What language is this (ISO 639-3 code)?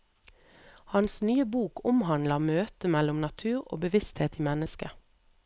nor